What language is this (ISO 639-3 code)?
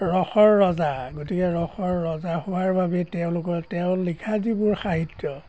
asm